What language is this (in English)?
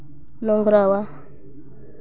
Santali